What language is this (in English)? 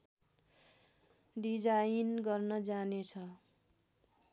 Nepali